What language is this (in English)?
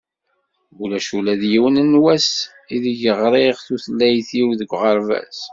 Kabyle